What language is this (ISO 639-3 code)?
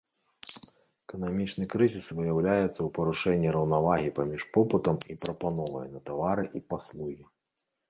bel